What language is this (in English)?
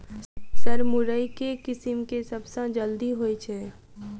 Maithili